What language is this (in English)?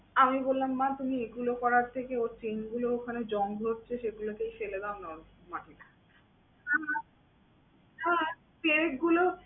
Bangla